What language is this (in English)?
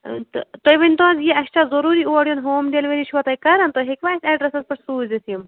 Kashmiri